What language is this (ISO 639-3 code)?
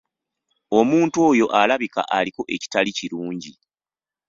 lug